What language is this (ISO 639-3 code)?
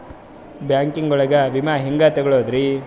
kan